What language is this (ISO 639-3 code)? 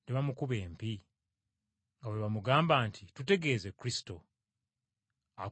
lug